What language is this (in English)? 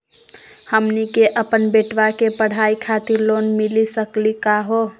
Magahi